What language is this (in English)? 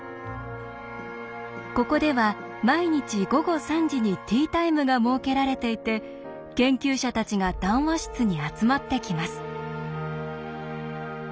Japanese